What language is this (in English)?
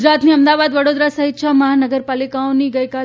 Gujarati